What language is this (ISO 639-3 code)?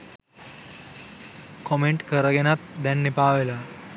sin